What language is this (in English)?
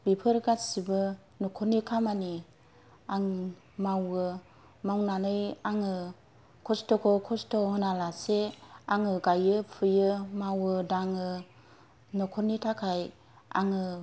Bodo